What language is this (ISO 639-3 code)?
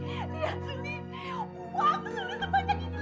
ind